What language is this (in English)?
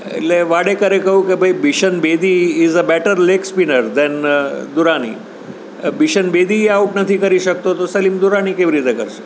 Gujarati